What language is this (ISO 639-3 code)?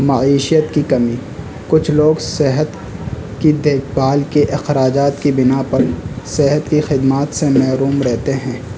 urd